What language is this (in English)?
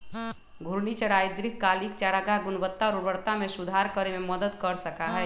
Magahi